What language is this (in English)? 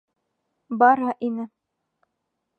Bashkir